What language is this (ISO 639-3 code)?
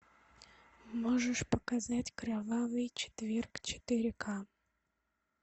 rus